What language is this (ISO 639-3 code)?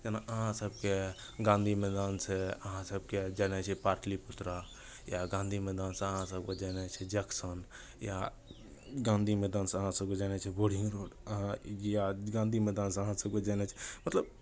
mai